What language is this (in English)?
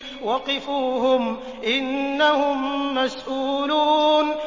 Arabic